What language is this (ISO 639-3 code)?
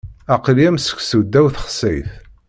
kab